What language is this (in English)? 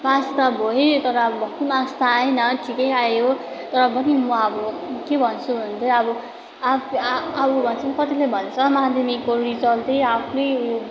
Nepali